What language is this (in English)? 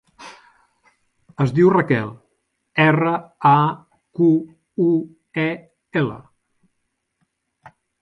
Catalan